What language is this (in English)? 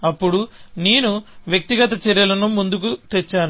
Telugu